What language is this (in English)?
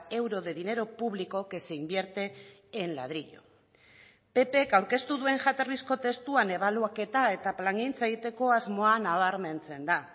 Basque